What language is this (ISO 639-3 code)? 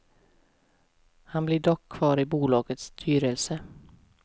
swe